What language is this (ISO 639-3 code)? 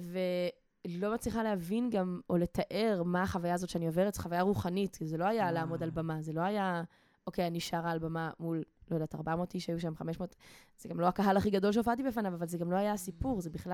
heb